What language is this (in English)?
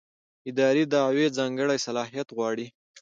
Pashto